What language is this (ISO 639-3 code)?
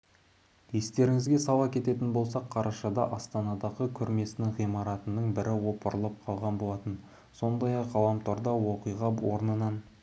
kaz